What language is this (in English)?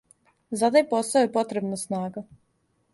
Serbian